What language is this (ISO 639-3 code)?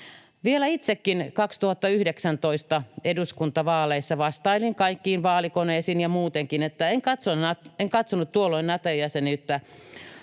fin